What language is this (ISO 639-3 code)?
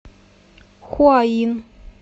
rus